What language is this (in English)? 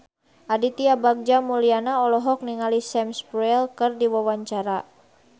Sundanese